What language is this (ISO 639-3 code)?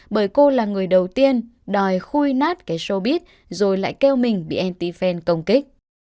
vie